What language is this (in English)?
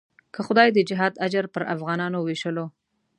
Pashto